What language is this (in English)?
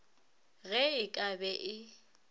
Northern Sotho